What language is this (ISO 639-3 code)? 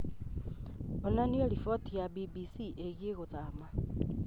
kik